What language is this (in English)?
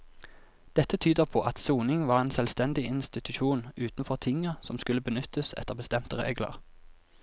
Norwegian